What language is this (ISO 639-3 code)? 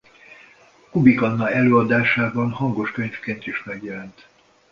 hun